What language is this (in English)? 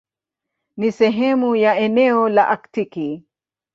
Swahili